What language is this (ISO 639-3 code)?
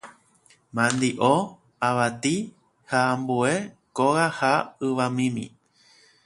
grn